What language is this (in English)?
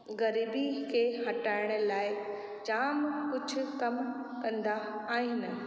Sindhi